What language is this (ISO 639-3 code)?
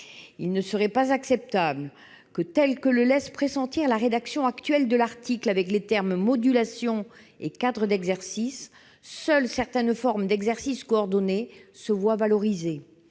fra